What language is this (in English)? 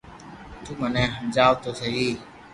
Loarki